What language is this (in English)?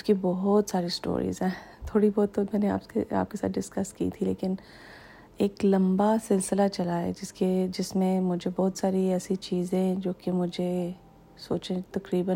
Urdu